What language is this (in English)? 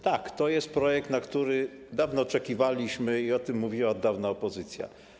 Polish